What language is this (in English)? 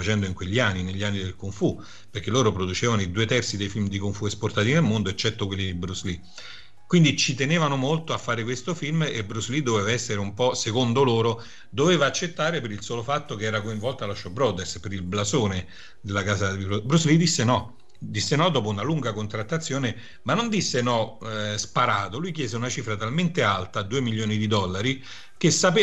Italian